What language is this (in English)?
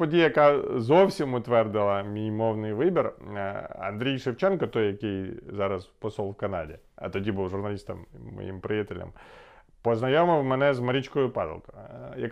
Ukrainian